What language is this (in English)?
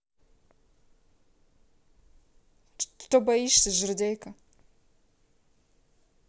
Russian